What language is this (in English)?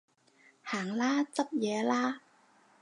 Cantonese